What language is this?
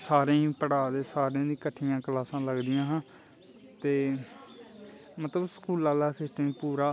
Dogri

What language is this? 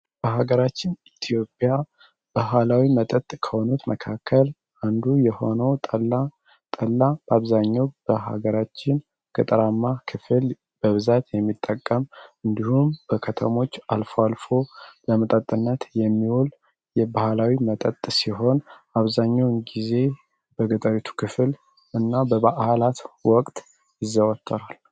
Amharic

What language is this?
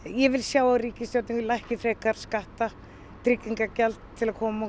Icelandic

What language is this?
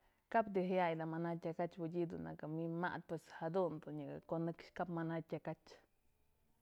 Mazatlán Mixe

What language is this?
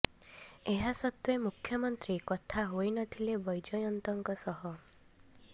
Odia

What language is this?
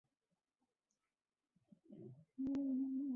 Urdu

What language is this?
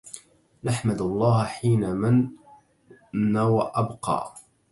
Arabic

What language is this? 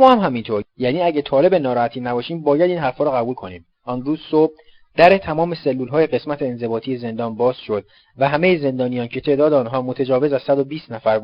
Persian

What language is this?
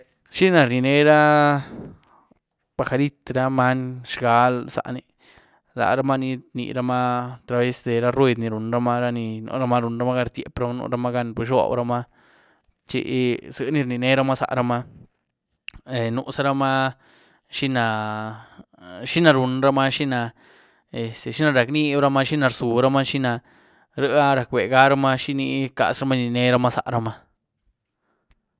Güilá Zapotec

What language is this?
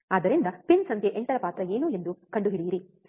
Kannada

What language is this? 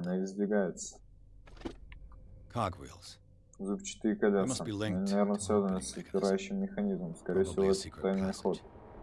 Russian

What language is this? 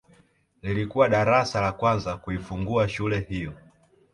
Swahili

